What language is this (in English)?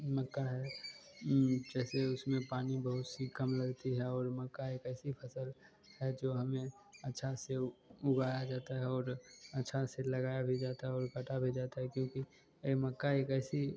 Hindi